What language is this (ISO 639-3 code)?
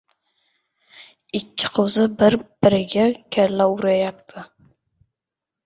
uzb